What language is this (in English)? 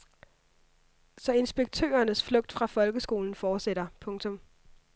Danish